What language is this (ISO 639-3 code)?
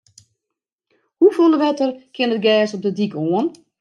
fry